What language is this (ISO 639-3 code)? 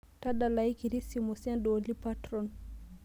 mas